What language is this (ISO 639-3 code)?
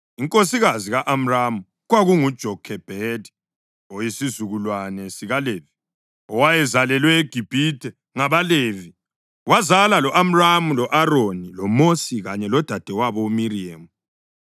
nde